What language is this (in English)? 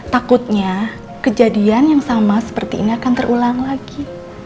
Indonesian